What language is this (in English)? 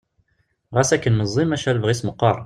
Kabyle